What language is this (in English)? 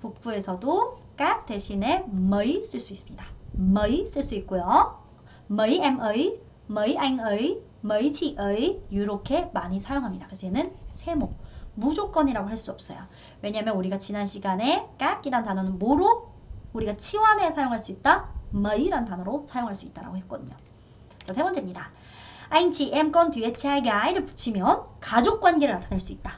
Korean